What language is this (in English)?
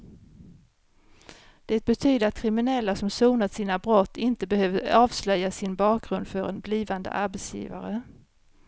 Swedish